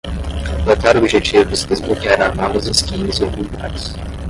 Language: Portuguese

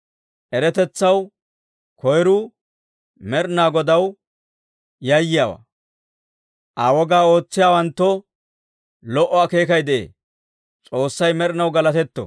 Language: Dawro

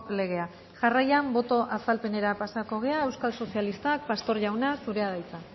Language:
Basque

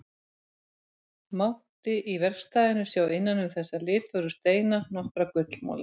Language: Icelandic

